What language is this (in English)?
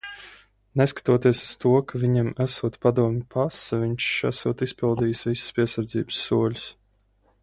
Latvian